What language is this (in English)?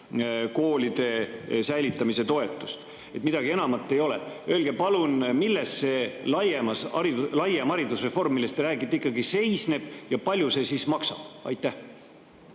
Estonian